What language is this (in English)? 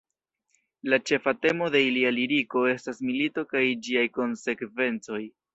Esperanto